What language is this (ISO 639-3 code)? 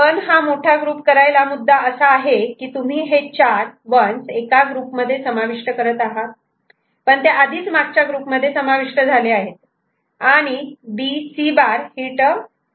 mar